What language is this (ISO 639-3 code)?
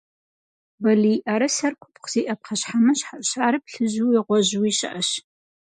kbd